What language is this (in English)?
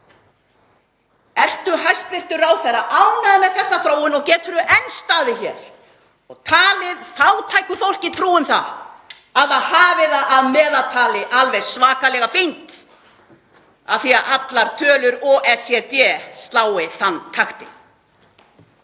Icelandic